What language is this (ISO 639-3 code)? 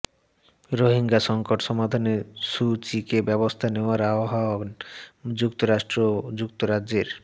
ben